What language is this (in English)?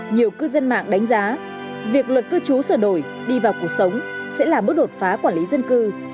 Vietnamese